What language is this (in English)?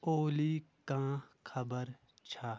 Kashmiri